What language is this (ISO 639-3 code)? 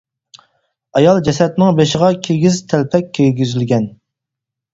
uig